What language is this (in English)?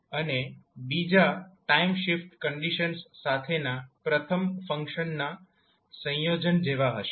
Gujarati